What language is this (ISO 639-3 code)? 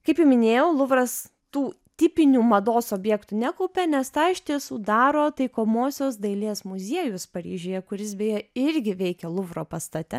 lit